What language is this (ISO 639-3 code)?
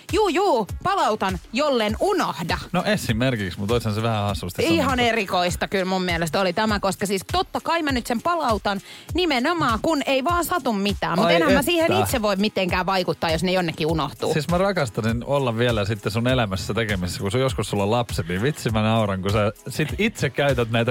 fin